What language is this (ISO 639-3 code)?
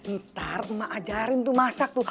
ind